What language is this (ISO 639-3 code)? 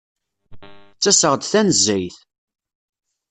kab